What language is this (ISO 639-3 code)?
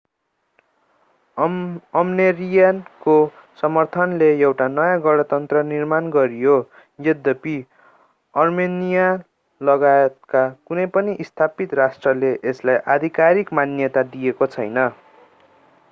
nep